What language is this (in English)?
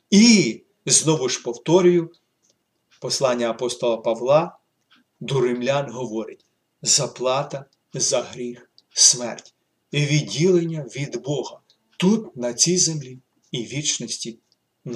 Ukrainian